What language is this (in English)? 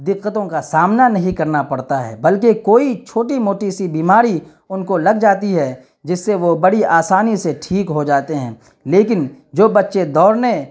Urdu